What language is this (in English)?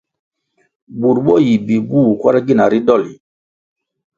Kwasio